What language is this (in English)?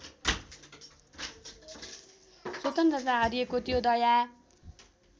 Nepali